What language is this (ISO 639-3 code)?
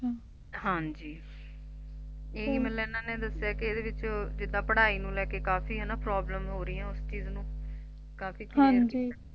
pan